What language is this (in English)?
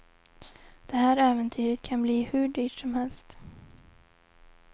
Swedish